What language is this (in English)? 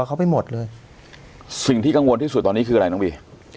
Thai